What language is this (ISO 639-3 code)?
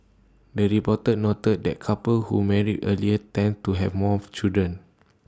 eng